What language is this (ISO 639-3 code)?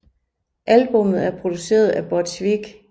dan